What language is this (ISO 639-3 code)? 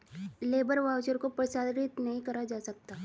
hin